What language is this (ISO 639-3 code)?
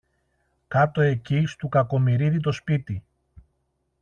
ell